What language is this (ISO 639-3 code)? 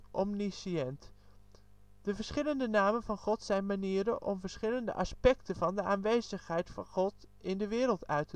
nld